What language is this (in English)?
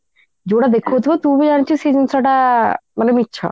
Odia